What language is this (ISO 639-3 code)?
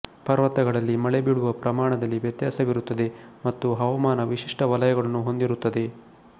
kan